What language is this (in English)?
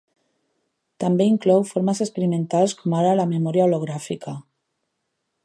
Catalan